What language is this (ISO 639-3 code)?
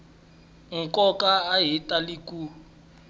tso